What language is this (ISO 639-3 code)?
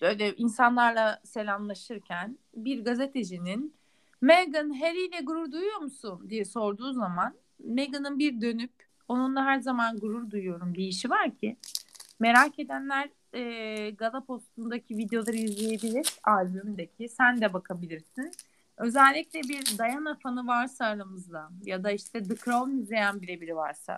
tur